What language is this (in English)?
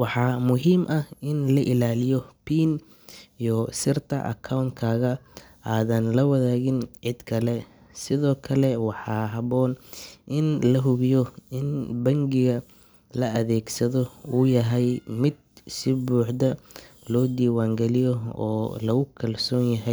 Somali